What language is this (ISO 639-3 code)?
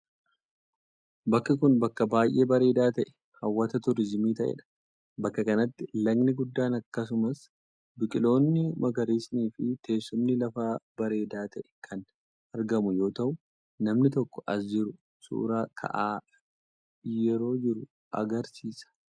orm